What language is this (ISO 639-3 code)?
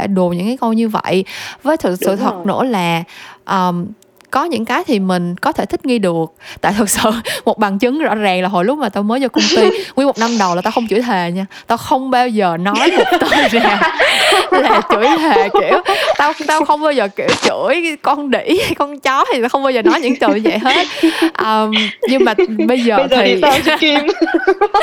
vie